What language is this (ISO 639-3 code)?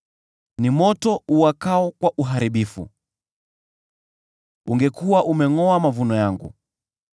swa